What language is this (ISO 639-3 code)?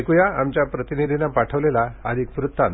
mar